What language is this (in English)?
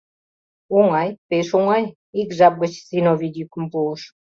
Mari